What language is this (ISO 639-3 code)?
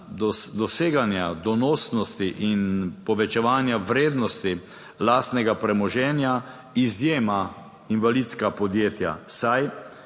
slv